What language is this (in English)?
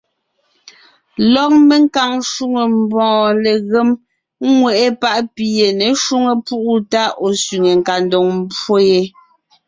Ngiemboon